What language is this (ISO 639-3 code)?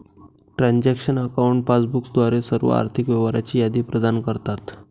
mar